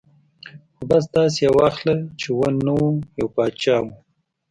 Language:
Pashto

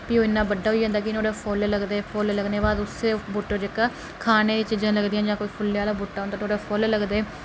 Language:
Dogri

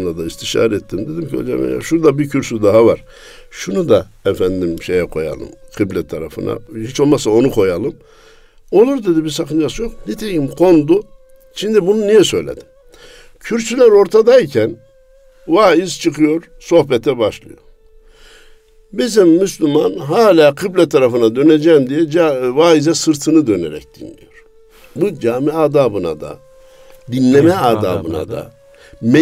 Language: Turkish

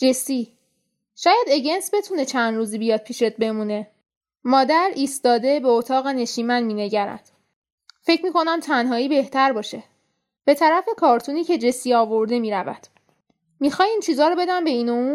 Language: Persian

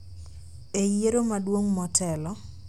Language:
Luo (Kenya and Tanzania)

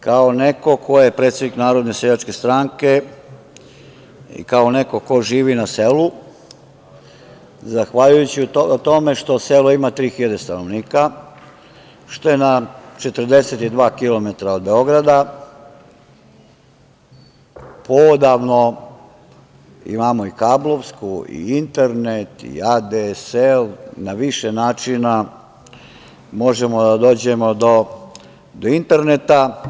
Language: Serbian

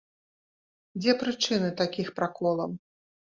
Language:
Belarusian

